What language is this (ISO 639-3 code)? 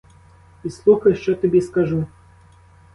ukr